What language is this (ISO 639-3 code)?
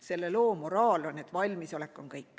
est